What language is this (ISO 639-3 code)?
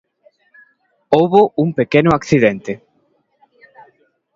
glg